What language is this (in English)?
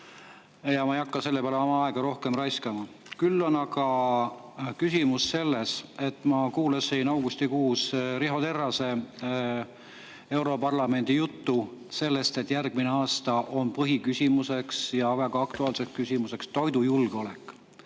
Estonian